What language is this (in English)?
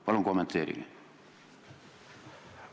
Estonian